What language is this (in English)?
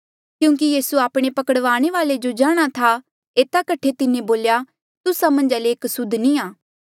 Mandeali